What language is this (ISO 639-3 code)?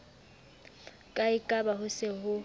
sot